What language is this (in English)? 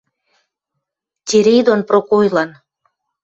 Western Mari